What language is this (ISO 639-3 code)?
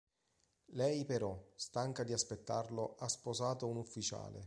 ita